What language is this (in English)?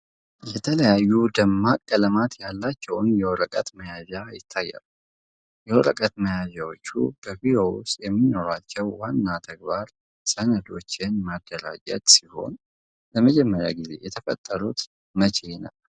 Amharic